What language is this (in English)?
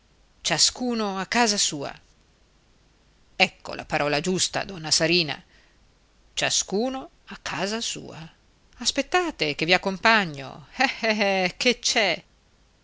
Italian